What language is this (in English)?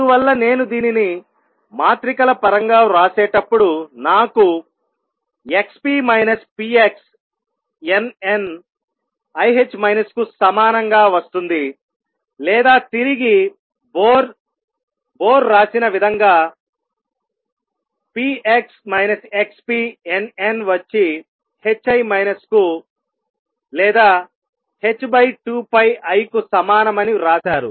Telugu